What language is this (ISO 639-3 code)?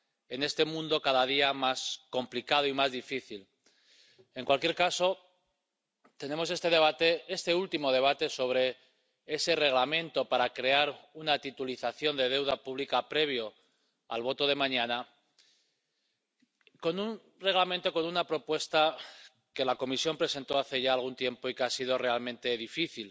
spa